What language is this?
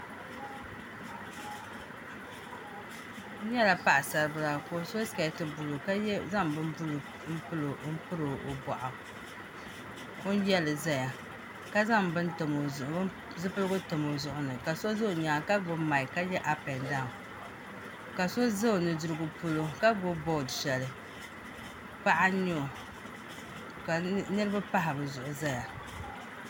Dagbani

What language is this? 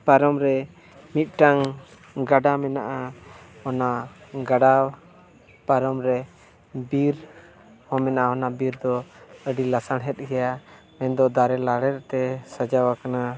Santali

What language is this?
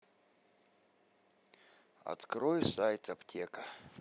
Russian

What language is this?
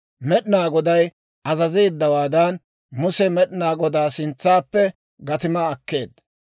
Dawro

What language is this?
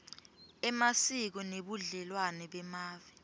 Swati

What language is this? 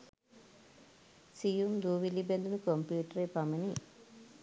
Sinhala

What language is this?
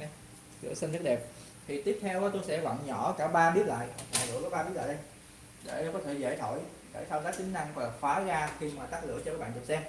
Vietnamese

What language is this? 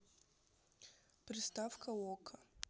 Russian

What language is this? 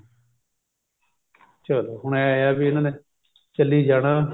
Punjabi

